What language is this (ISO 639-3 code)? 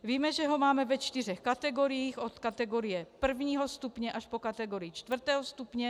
ces